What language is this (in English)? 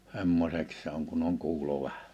Finnish